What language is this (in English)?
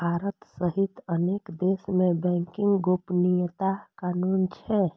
Maithili